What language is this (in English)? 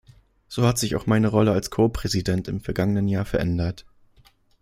German